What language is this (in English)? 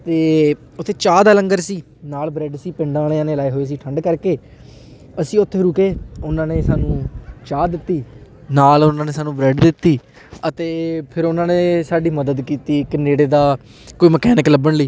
Punjabi